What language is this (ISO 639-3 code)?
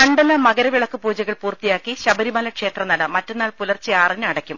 mal